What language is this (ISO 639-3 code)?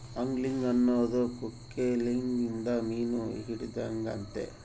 kan